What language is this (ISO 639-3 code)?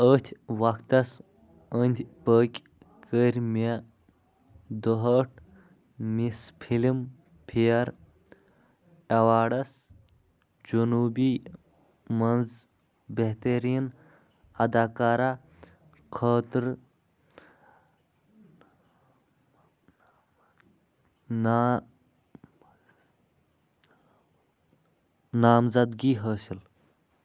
kas